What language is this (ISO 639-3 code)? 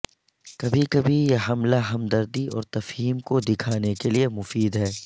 urd